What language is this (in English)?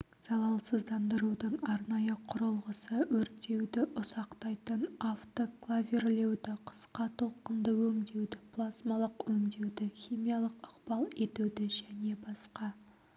Kazakh